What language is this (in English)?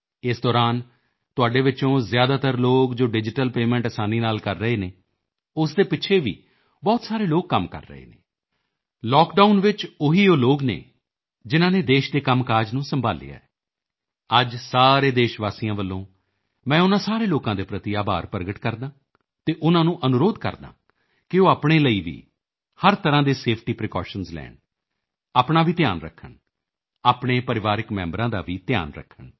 Punjabi